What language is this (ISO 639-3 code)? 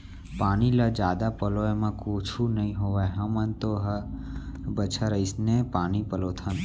hne